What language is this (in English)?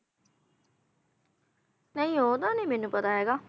Punjabi